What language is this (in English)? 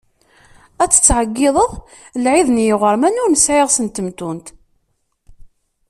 Kabyle